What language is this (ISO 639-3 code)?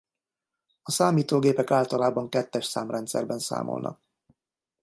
hun